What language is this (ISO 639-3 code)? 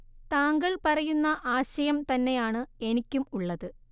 mal